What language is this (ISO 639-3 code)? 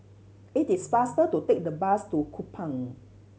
eng